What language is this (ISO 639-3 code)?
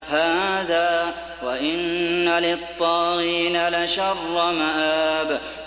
ara